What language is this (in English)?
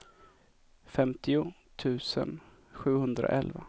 Swedish